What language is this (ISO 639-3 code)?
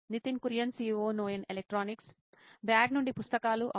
tel